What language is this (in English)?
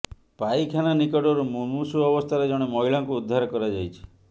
Odia